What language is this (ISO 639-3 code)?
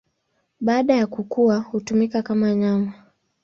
swa